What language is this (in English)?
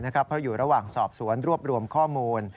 Thai